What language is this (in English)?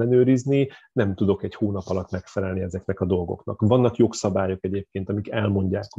Hungarian